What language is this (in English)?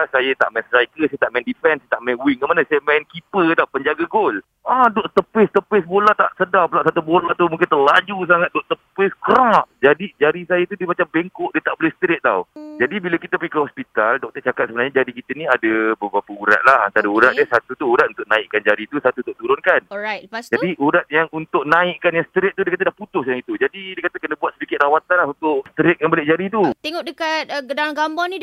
Malay